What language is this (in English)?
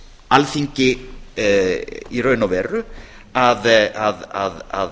Icelandic